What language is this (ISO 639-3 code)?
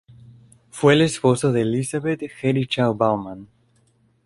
spa